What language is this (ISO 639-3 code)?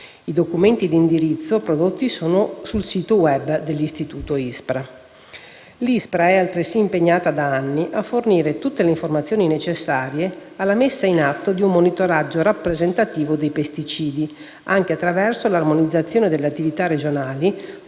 ita